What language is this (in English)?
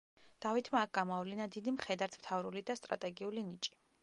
Georgian